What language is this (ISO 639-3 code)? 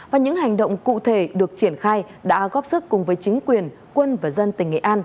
vie